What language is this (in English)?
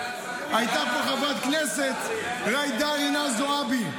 Hebrew